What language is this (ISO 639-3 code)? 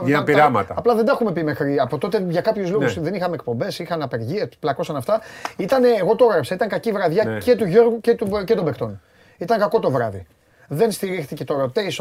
ell